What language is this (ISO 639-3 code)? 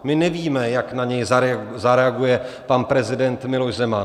ces